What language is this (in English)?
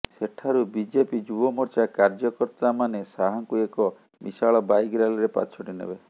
Odia